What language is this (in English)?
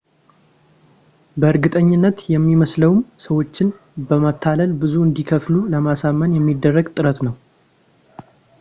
Amharic